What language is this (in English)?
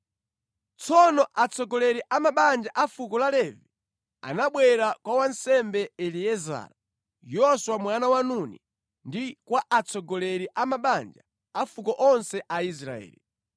Nyanja